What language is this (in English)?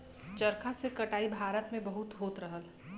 Bhojpuri